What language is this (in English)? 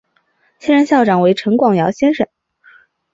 Chinese